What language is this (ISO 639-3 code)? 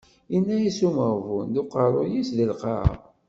kab